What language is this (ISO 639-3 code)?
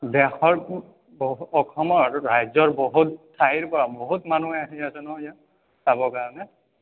asm